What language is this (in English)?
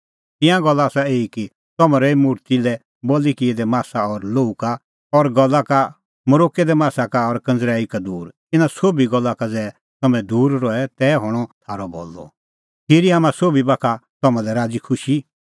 Kullu Pahari